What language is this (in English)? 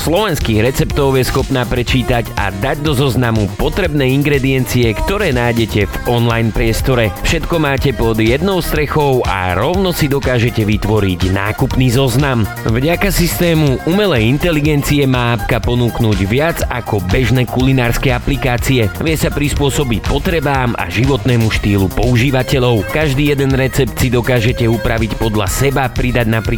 Slovak